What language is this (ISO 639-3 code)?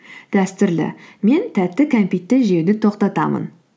kaz